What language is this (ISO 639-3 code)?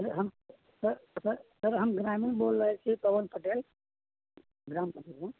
mai